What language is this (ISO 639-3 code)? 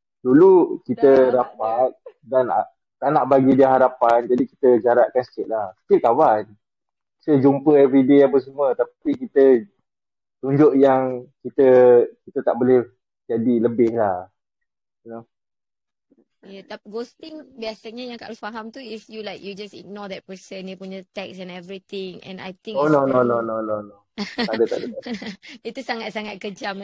msa